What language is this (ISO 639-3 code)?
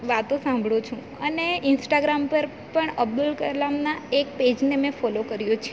guj